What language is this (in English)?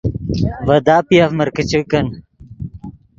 Yidgha